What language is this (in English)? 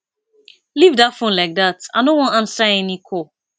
Nigerian Pidgin